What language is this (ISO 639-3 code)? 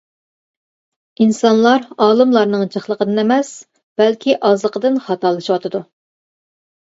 uig